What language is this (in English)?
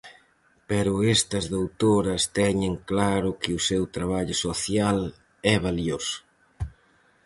Galician